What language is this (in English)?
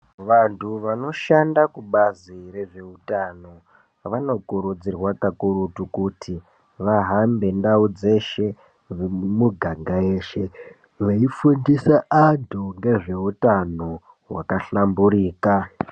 Ndau